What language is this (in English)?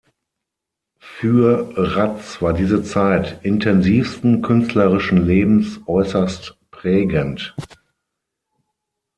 German